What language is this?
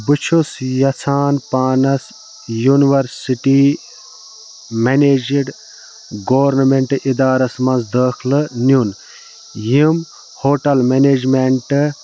Kashmiri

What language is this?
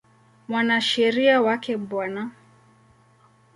Swahili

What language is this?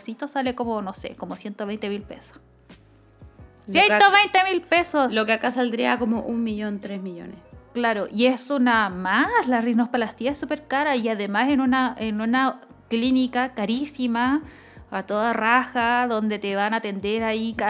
Spanish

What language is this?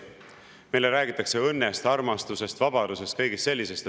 Estonian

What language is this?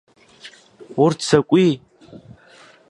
Abkhazian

